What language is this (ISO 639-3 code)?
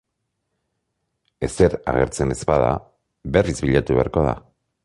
eus